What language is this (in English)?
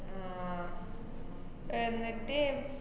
Malayalam